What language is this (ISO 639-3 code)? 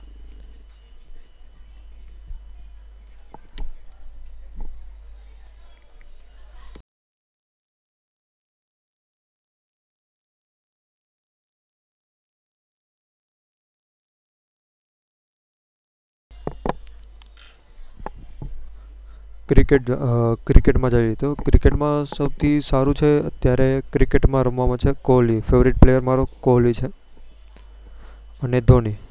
guj